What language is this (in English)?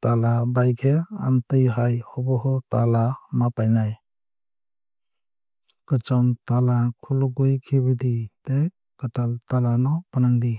Kok Borok